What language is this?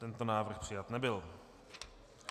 Czech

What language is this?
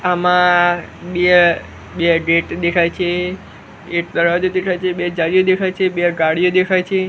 Gujarati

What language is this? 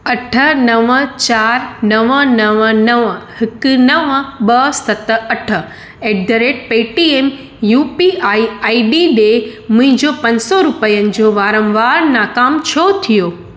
Sindhi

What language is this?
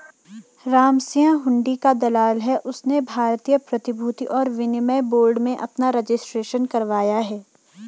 Hindi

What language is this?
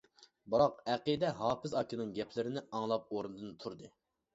Uyghur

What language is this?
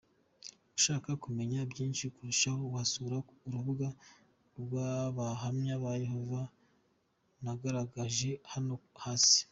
Kinyarwanda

